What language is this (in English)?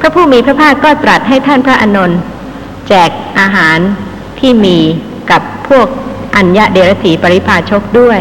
Thai